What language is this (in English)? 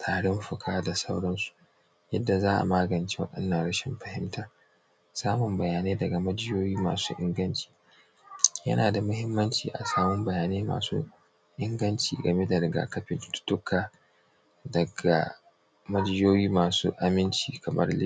Hausa